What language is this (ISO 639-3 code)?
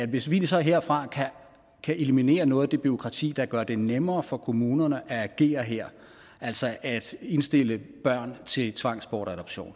dan